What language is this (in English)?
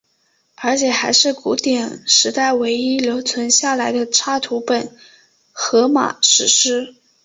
Chinese